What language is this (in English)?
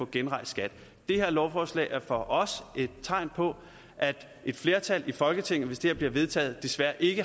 Danish